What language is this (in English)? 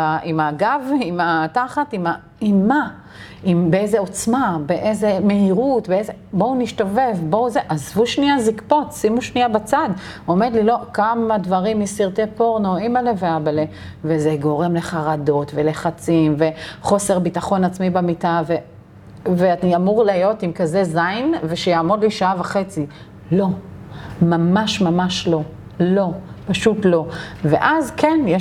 Hebrew